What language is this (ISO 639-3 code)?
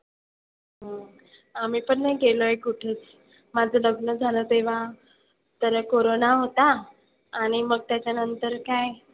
mar